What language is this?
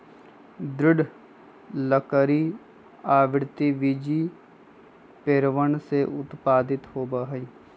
Magahi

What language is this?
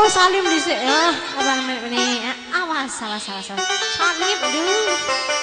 Indonesian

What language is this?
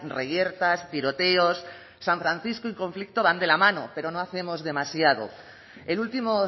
Spanish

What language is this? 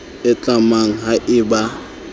Southern Sotho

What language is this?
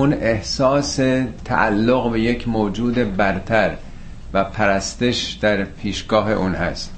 Persian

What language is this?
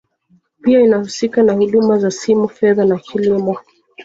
Swahili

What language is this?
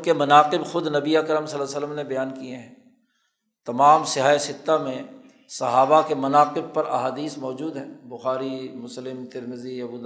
Urdu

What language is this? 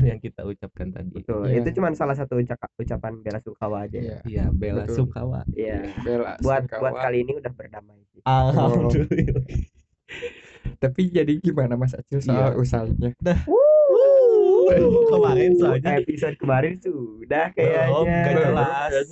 Indonesian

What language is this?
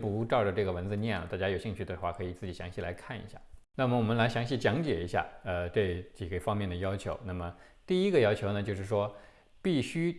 Chinese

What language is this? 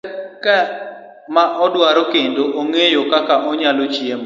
Luo (Kenya and Tanzania)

